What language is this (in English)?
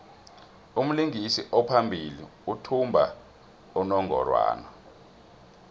South Ndebele